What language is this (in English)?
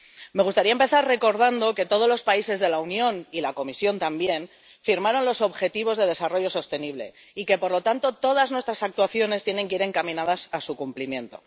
Spanish